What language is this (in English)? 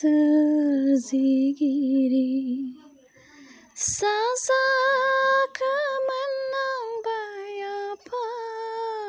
Bodo